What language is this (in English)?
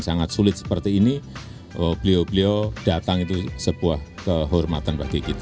Indonesian